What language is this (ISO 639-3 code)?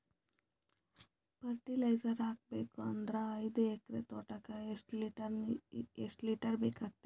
kan